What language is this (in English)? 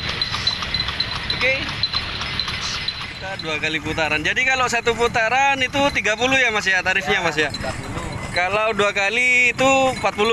Indonesian